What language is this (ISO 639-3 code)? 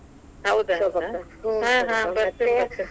kan